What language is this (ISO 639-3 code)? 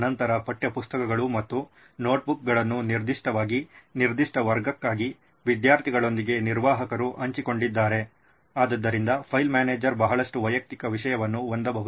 kan